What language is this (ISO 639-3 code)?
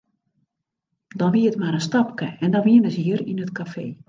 fry